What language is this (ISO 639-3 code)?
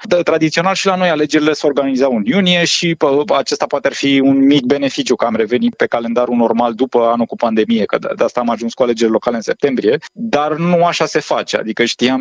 ron